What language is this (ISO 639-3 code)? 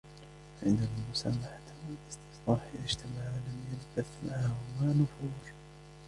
ara